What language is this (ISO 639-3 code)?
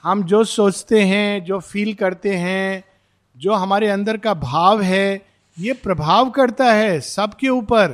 hin